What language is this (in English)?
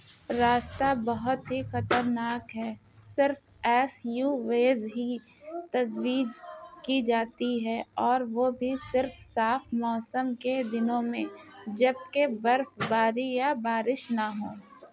Urdu